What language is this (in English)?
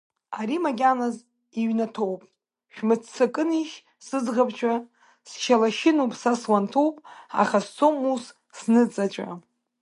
Abkhazian